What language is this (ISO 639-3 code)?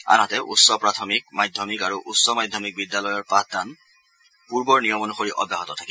asm